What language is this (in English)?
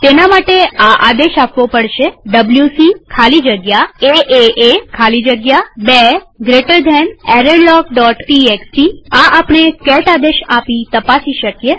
Gujarati